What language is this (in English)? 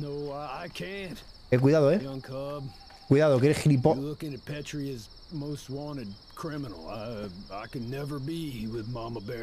Spanish